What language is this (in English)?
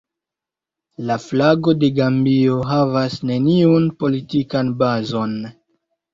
Esperanto